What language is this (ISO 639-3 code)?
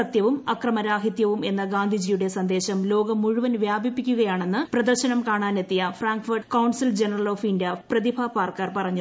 mal